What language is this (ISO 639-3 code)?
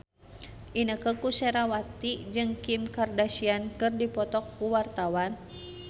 sun